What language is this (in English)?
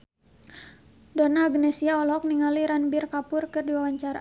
Sundanese